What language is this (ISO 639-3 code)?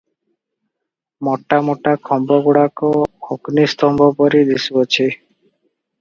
ori